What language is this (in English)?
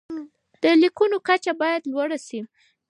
Pashto